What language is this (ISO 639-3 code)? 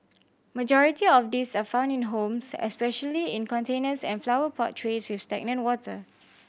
eng